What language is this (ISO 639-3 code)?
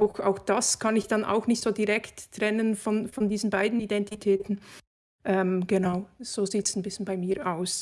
deu